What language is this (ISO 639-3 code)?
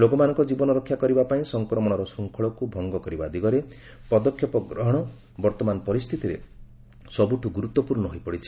ori